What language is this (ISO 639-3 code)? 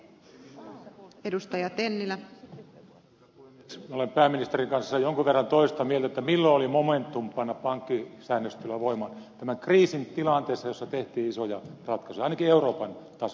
fin